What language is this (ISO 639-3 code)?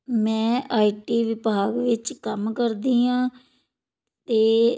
pan